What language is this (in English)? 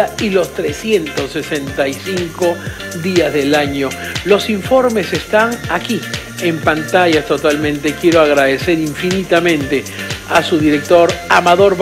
Spanish